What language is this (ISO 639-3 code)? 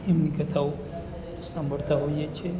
guj